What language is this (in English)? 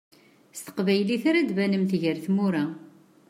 Kabyle